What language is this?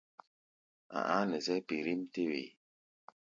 Gbaya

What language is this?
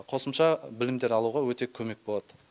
Kazakh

